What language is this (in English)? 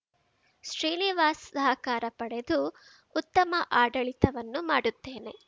Kannada